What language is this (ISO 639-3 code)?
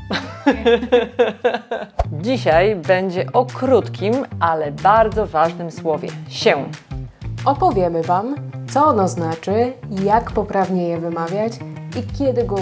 pol